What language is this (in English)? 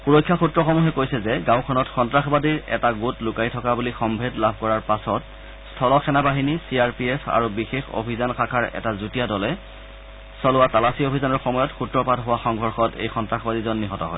Assamese